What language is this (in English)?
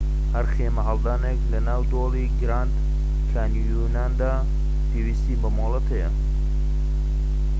Central Kurdish